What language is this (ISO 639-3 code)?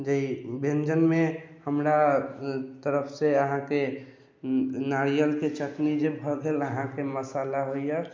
mai